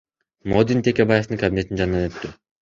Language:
Kyrgyz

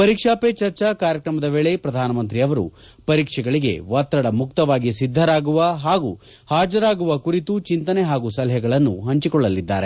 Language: Kannada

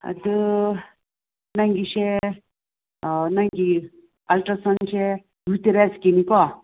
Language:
Manipuri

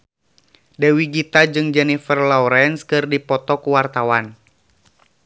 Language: Sundanese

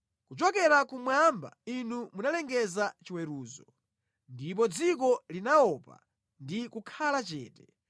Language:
Nyanja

